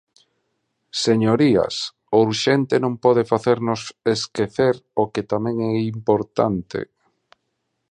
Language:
Galician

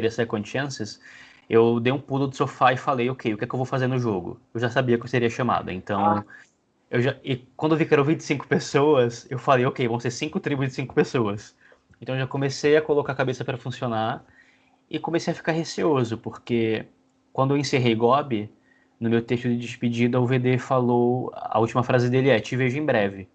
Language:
Portuguese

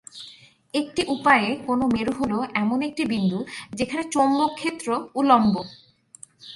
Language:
Bangla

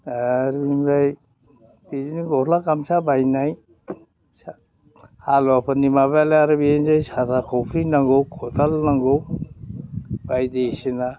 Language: Bodo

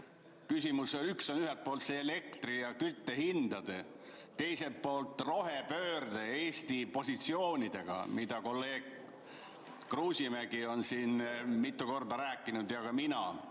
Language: Estonian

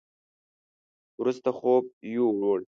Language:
Pashto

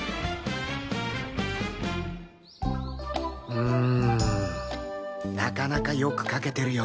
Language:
Japanese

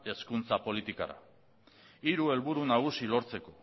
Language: Basque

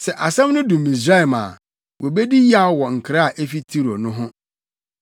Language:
Akan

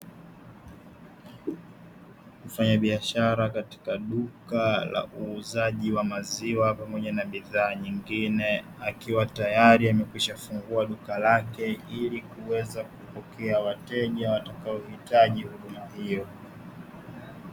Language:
Swahili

